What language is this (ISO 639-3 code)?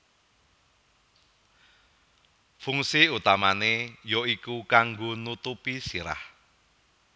jav